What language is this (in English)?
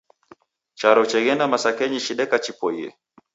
Taita